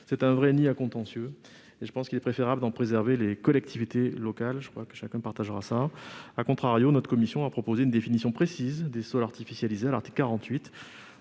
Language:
French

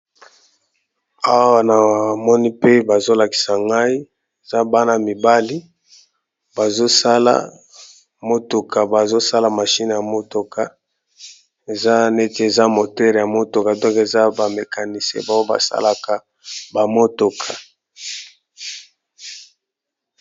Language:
Lingala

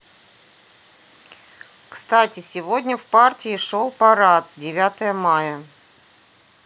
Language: Russian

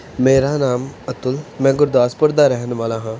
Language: Punjabi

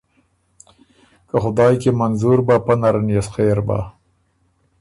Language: Ormuri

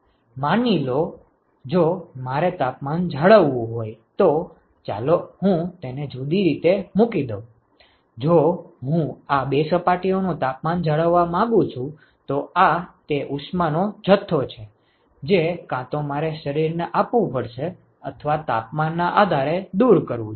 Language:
Gujarati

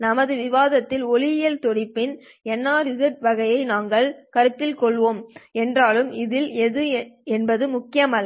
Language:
Tamil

